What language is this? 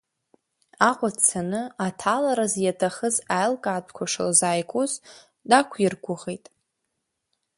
Abkhazian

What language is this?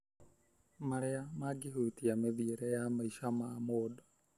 Kikuyu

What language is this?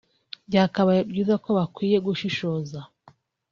Kinyarwanda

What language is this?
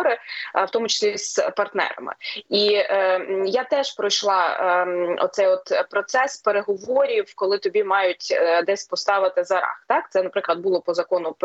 Ukrainian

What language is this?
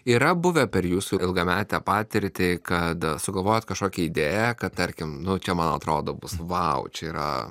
Lithuanian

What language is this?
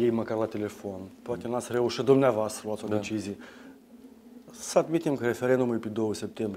Russian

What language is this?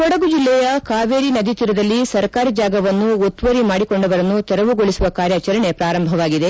Kannada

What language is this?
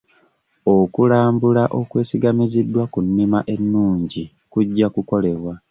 Ganda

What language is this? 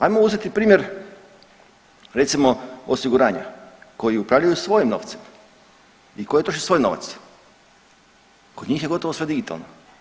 Croatian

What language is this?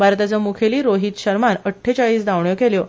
Konkani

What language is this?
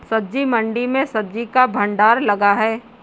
Hindi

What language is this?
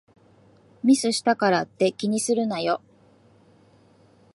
Japanese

